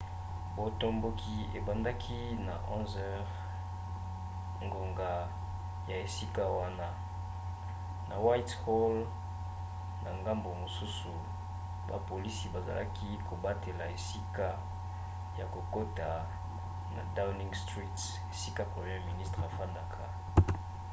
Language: Lingala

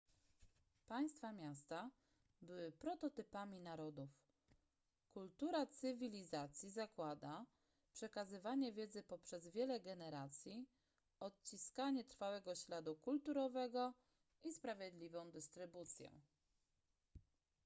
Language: Polish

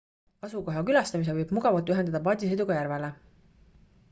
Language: Estonian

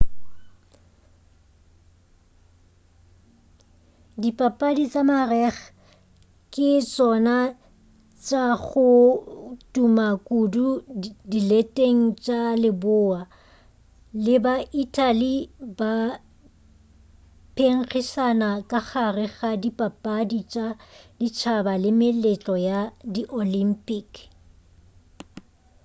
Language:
Northern Sotho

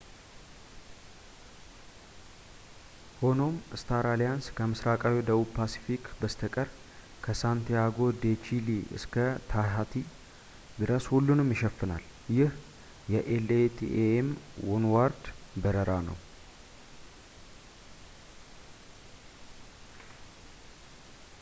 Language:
Amharic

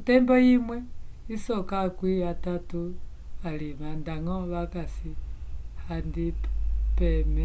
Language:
Umbundu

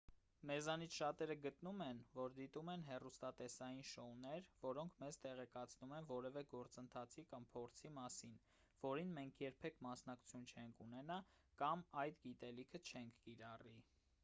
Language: Armenian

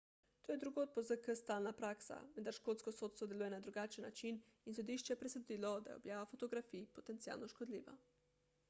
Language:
Slovenian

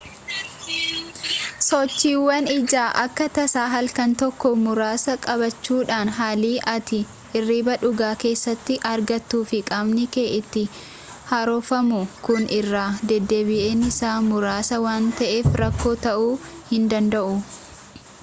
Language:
Oromo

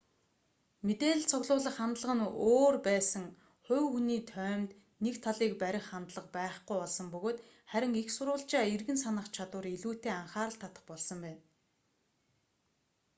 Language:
Mongolian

